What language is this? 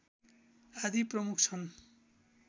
Nepali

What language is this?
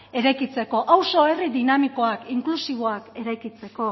Basque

